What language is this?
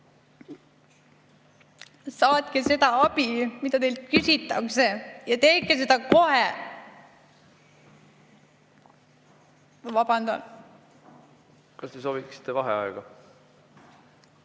Estonian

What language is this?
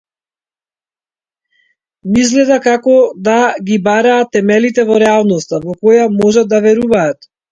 Macedonian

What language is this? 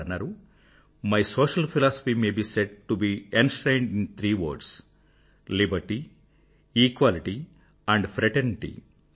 Telugu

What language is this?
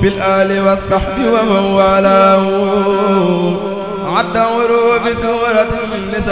Arabic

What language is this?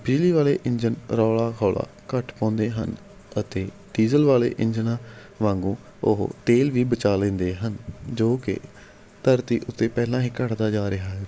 Punjabi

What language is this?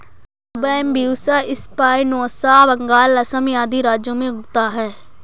Hindi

